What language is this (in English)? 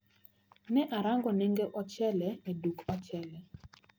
Luo (Kenya and Tanzania)